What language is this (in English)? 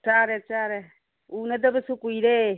Manipuri